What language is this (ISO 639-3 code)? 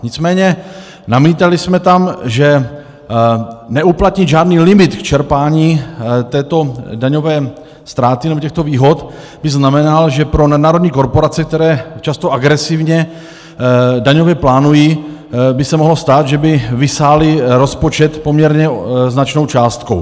ces